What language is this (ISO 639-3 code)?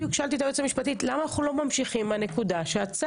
heb